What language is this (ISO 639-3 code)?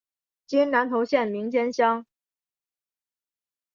zho